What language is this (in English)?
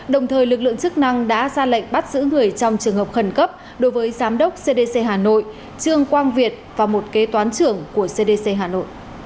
Vietnamese